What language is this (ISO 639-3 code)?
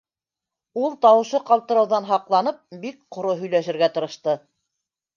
bak